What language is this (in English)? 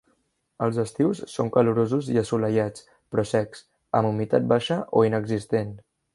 Catalan